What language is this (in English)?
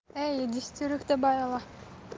Russian